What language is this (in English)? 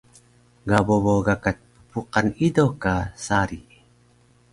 Taroko